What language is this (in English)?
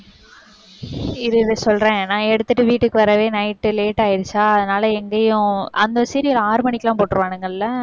Tamil